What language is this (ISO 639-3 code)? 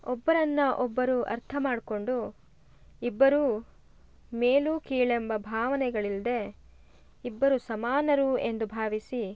kan